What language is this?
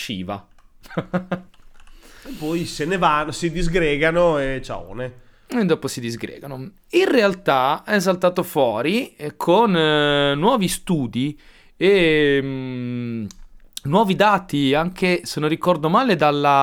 Italian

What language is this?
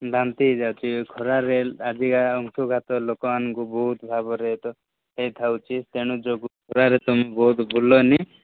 Odia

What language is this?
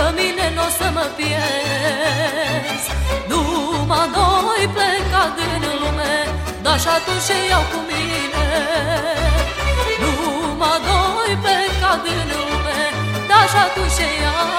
Romanian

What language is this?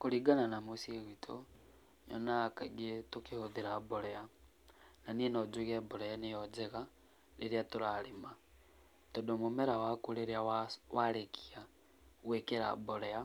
Kikuyu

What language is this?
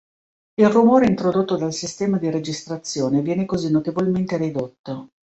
Italian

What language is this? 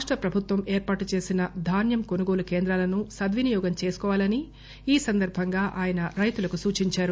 Telugu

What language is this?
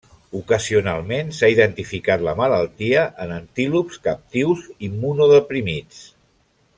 Catalan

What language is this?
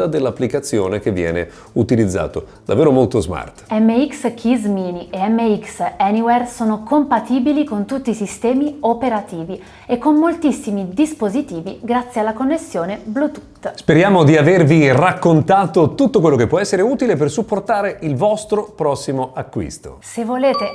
Italian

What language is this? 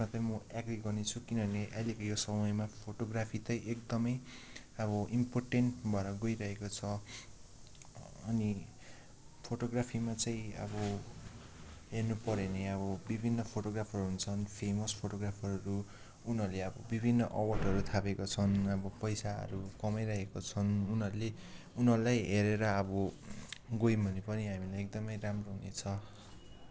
Nepali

